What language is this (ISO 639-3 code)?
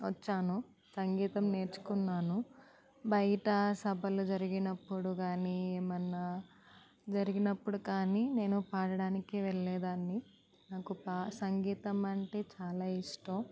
tel